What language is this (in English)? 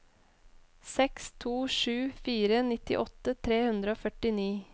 Norwegian